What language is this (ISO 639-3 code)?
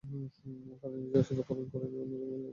ben